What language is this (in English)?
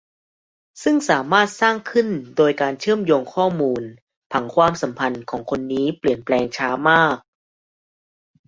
Thai